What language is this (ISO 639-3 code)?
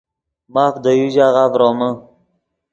ydg